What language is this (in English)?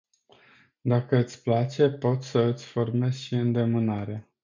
Romanian